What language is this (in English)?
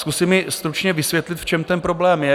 Czech